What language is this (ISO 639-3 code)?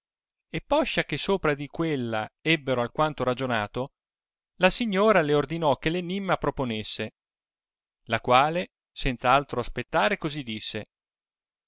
ita